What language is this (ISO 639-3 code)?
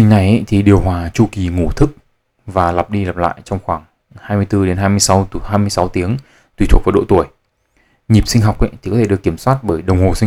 vie